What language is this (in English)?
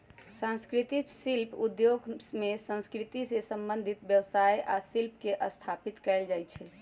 Magahi